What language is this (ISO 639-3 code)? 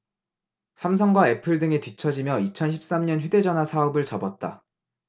kor